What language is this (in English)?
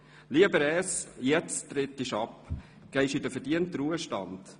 Swiss German